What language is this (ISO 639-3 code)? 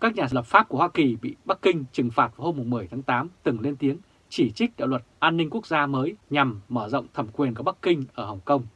vie